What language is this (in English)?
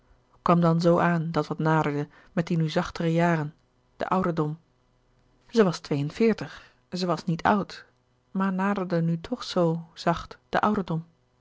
Dutch